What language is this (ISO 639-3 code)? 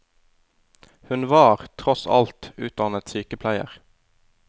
nor